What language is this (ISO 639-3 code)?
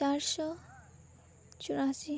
sat